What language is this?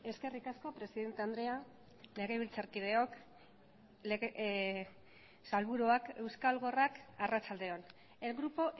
Basque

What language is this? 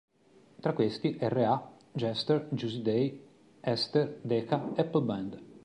Italian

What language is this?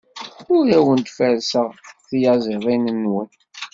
Kabyle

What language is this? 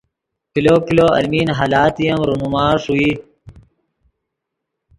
Yidgha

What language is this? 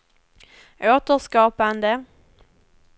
Swedish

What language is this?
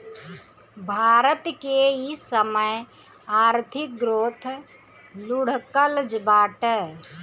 Bhojpuri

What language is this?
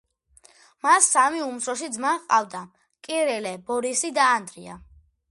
Georgian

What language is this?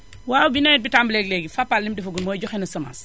Wolof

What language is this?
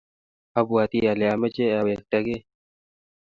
Kalenjin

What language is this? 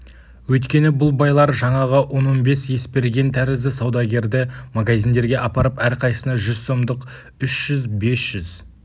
Kazakh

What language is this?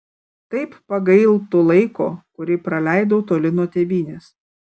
Lithuanian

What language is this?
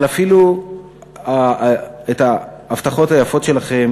Hebrew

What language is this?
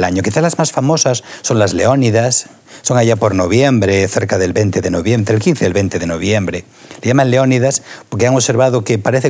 Spanish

